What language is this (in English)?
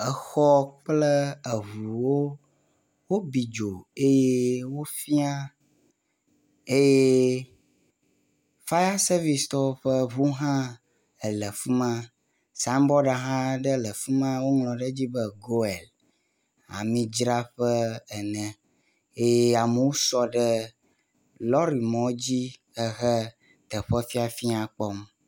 Ewe